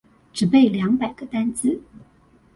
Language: Chinese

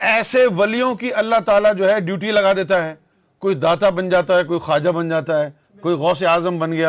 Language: Urdu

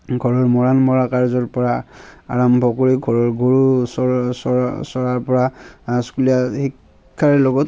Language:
Assamese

